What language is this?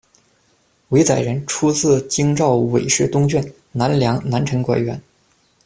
Chinese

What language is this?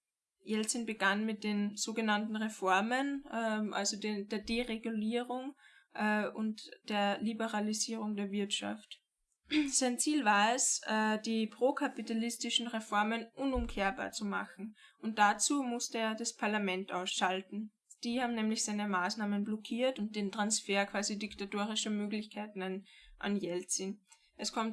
German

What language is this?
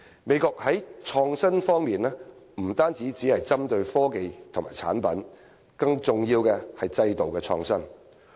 Cantonese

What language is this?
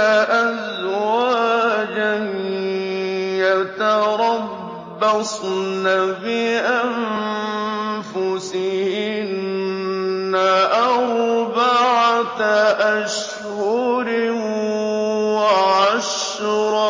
Arabic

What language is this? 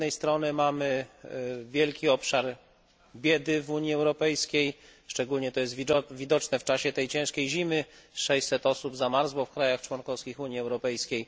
Polish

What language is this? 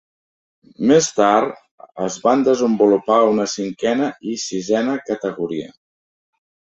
Catalan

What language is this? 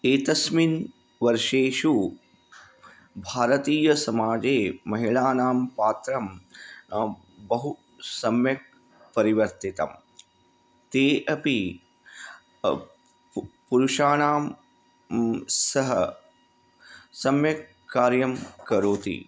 Sanskrit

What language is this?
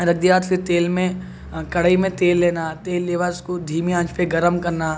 Urdu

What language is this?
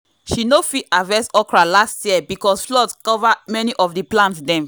Nigerian Pidgin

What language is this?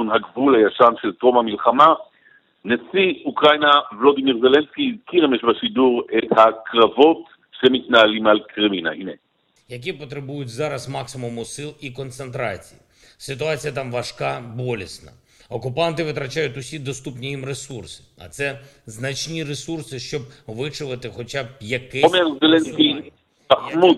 Hebrew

